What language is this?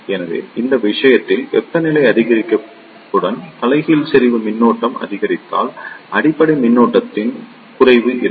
Tamil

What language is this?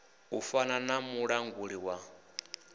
Venda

